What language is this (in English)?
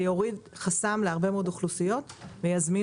Hebrew